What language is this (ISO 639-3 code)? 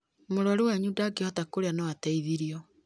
kik